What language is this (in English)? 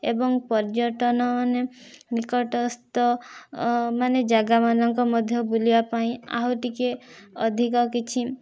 Odia